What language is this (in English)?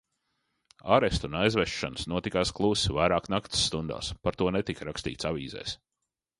Latvian